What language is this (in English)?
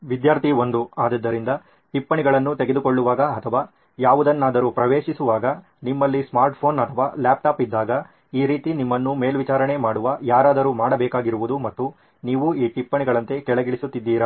Kannada